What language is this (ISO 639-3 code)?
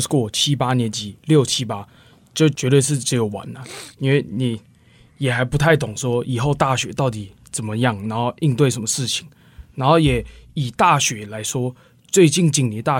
zho